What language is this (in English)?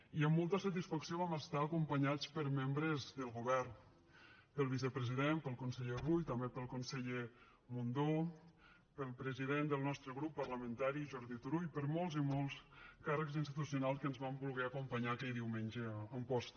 Catalan